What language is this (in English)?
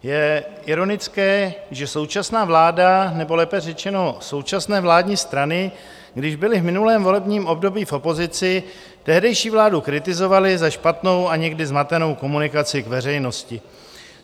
Czech